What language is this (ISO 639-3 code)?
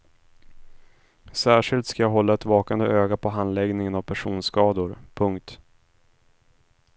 swe